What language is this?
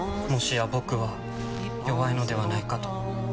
Japanese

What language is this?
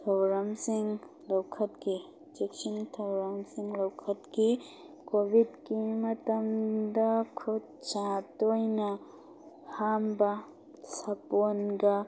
Manipuri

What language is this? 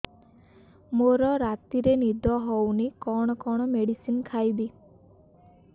Odia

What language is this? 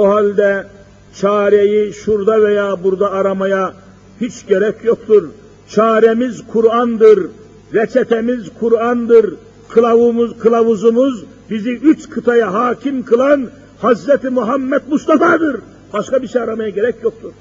Turkish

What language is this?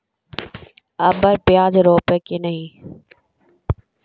Magahi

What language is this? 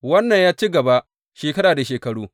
Hausa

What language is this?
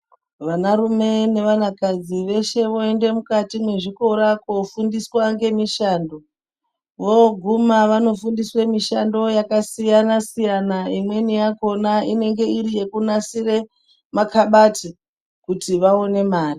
Ndau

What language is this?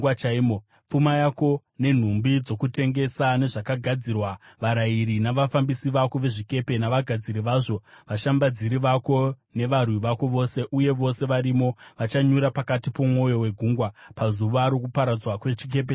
Shona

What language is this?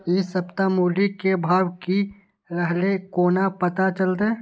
Maithili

